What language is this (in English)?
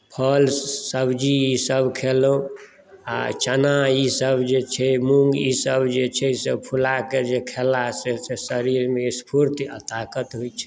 Maithili